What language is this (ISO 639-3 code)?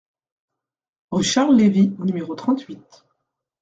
fra